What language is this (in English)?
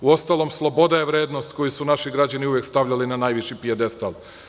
Serbian